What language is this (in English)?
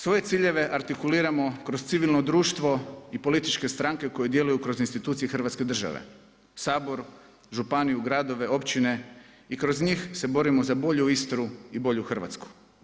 Croatian